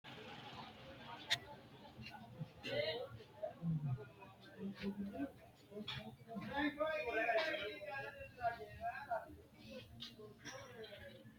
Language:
Sidamo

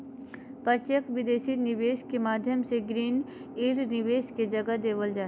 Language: Magahi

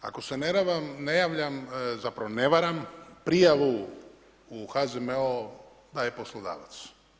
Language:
Croatian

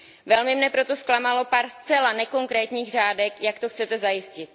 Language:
Czech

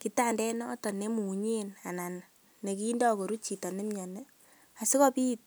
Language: Kalenjin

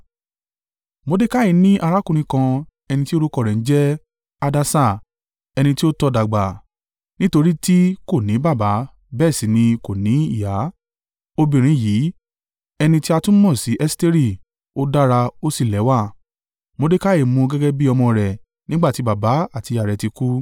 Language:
Yoruba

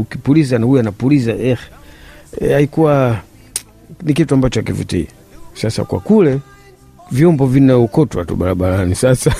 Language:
Swahili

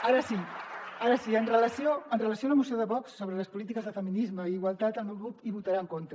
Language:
Catalan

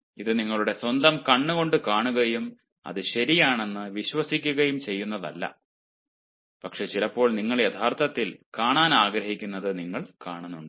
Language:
Malayalam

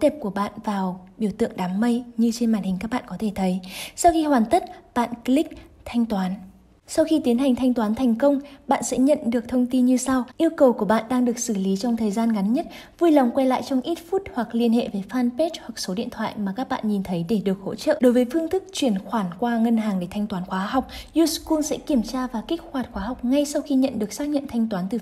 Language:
Vietnamese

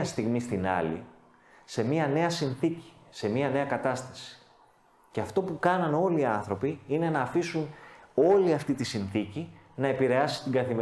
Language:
Greek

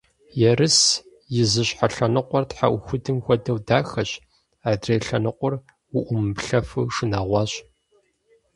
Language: Kabardian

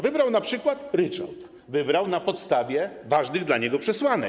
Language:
Polish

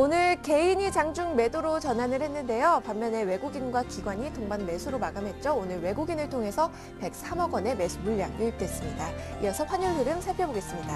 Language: Korean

